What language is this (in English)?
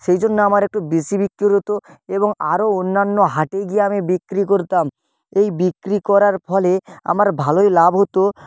Bangla